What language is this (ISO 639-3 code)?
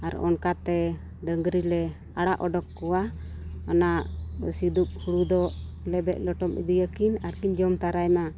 sat